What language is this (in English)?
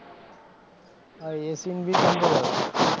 Gujarati